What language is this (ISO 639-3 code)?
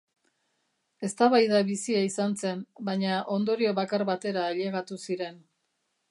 eus